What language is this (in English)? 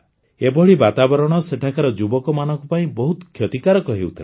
Odia